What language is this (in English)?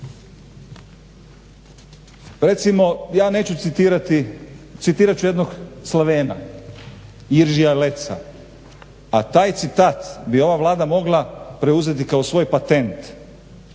Croatian